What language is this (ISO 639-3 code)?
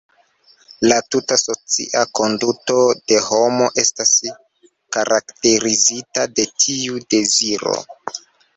epo